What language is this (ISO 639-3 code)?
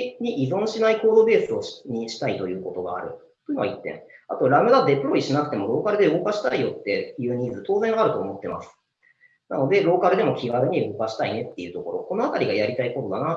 jpn